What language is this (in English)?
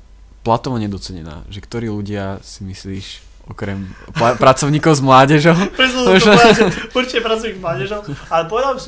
Slovak